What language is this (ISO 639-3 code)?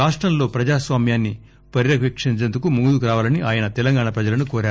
tel